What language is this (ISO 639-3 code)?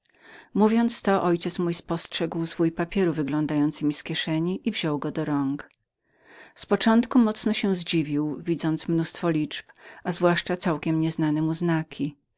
pol